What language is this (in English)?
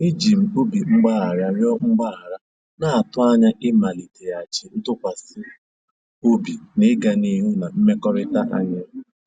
Igbo